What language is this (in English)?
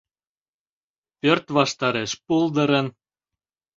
Mari